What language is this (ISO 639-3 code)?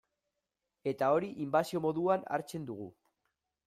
eus